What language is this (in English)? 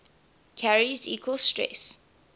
English